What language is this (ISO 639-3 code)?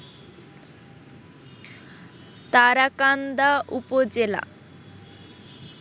ben